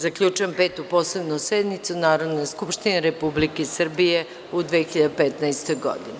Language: Serbian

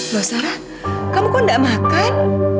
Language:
Indonesian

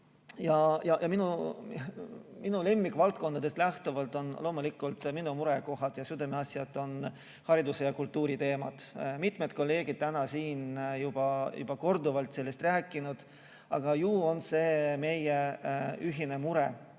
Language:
Estonian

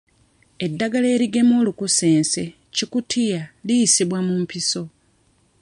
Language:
Ganda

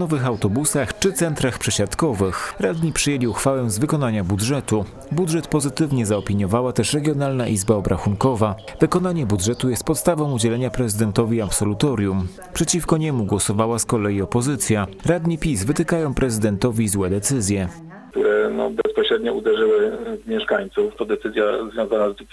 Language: Polish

